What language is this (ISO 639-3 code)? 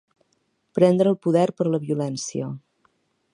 cat